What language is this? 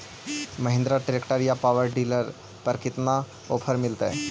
Magahi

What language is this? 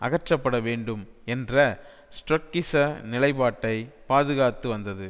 Tamil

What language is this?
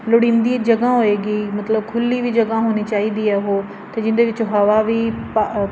Punjabi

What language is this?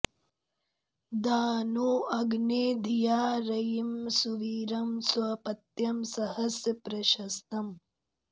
Sanskrit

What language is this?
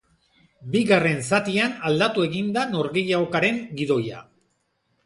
Basque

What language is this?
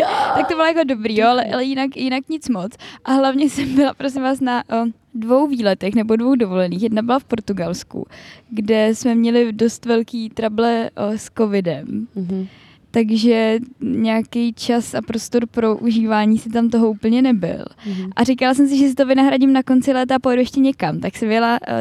Czech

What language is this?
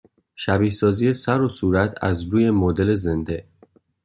Persian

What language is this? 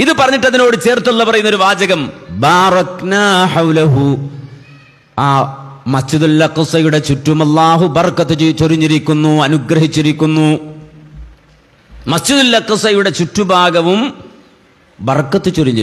Arabic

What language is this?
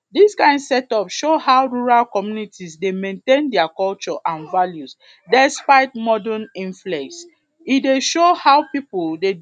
Nigerian Pidgin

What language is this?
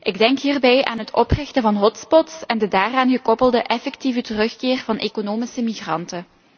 Dutch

